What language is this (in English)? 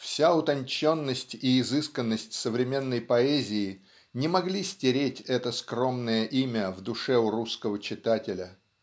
Russian